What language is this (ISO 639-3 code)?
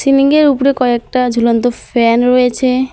ben